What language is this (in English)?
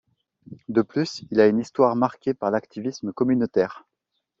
French